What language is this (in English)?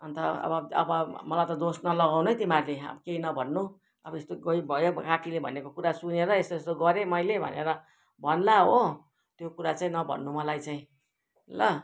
Nepali